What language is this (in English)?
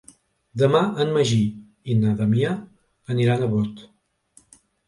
Catalan